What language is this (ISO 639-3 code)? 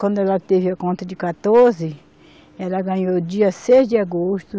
por